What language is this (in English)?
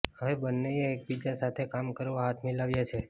Gujarati